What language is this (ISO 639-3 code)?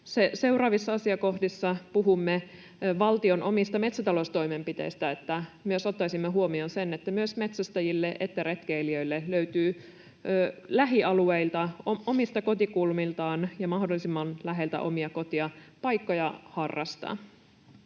fin